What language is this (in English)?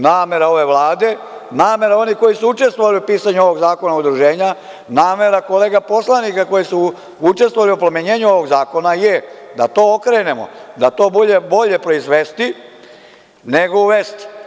Serbian